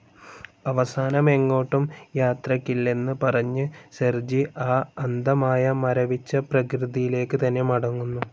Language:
Malayalam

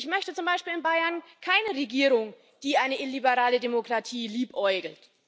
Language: German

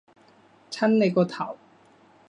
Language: Cantonese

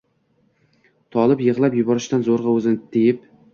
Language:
Uzbek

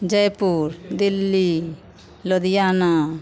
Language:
Maithili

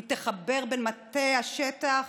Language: Hebrew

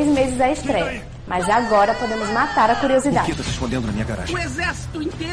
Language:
Portuguese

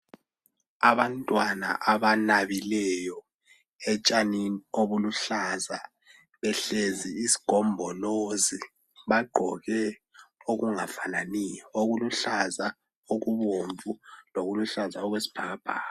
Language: North Ndebele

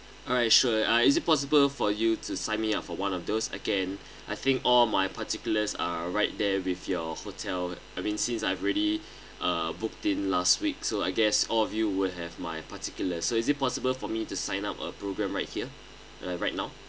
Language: English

